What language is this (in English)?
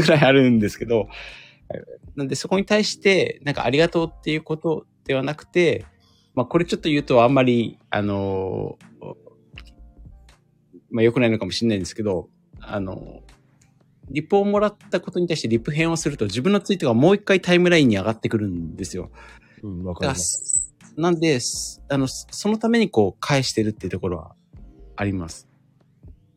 Japanese